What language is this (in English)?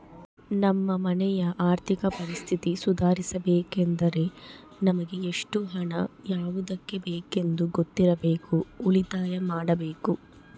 Kannada